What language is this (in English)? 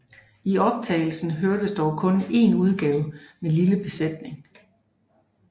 Danish